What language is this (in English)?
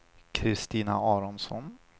Swedish